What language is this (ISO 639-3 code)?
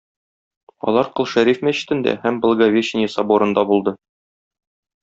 tat